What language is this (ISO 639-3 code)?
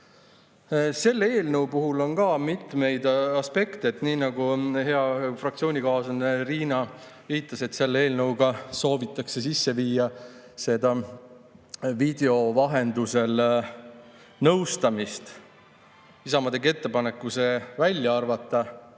est